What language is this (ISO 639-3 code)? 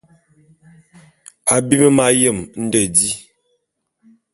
bum